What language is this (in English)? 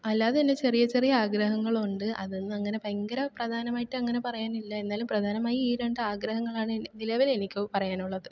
Malayalam